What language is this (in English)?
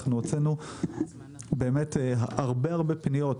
Hebrew